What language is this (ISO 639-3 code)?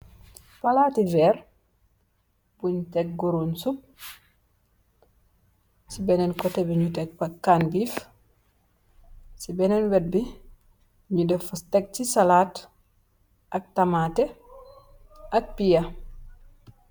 wol